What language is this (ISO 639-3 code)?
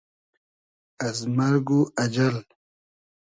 haz